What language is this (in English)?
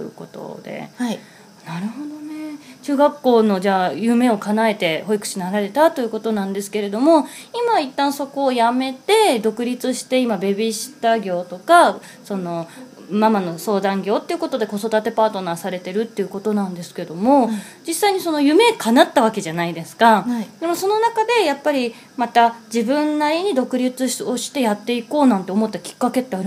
Japanese